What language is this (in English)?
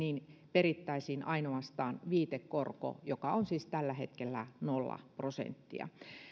Finnish